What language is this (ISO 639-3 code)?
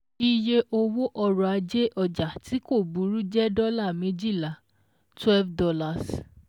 yor